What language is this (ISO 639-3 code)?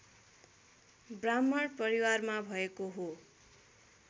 nep